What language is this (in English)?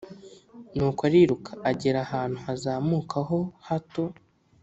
Kinyarwanda